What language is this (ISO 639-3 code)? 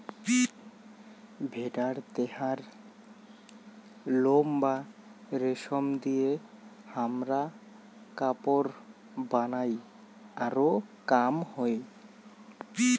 ben